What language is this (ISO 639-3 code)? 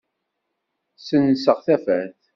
kab